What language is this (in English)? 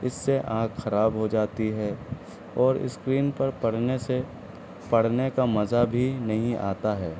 Urdu